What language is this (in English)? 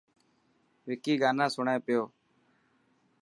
Dhatki